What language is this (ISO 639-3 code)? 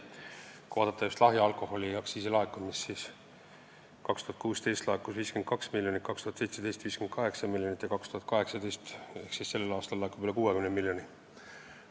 est